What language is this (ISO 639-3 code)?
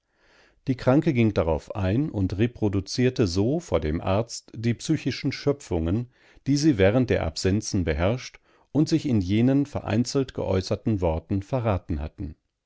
deu